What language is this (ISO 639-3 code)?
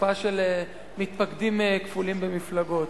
heb